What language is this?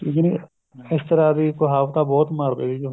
Punjabi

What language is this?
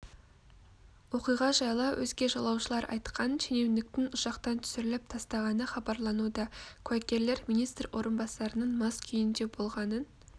Kazakh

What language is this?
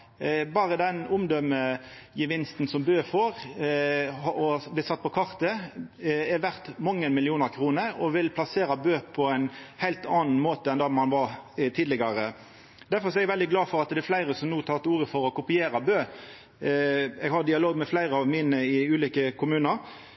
Norwegian Nynorsk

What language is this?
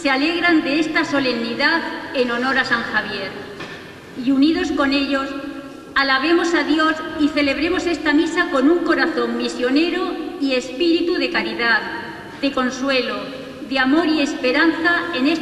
Spanish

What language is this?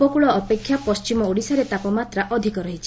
Odia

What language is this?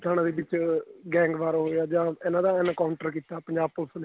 Punjabi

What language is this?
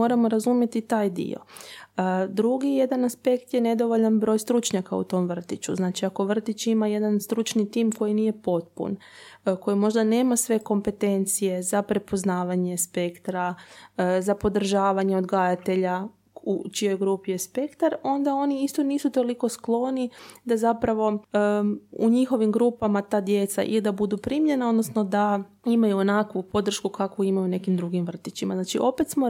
Croatian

